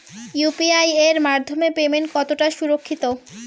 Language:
Bangla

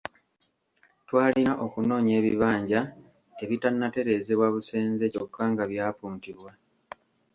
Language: Ganda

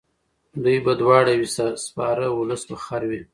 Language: Pashto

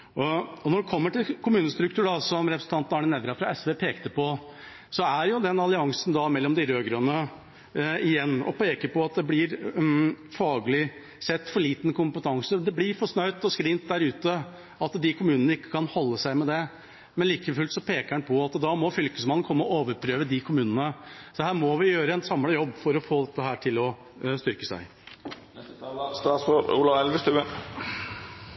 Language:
Norwegian Bokmål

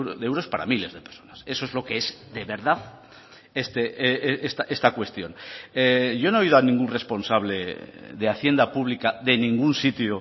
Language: Spanish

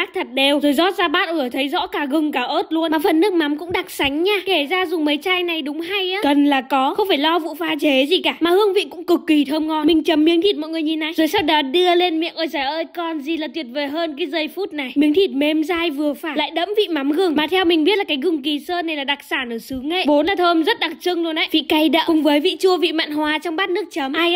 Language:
Vietnamese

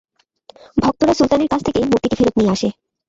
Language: Bangla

